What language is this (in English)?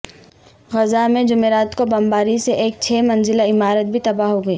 Urdu